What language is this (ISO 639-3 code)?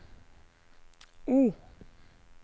nor